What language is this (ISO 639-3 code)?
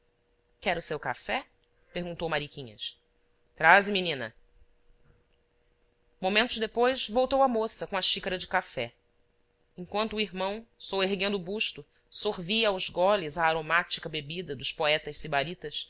por